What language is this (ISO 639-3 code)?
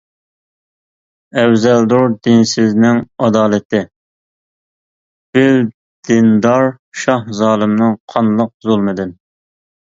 uig